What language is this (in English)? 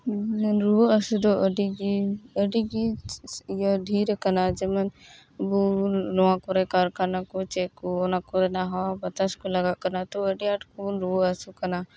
Santali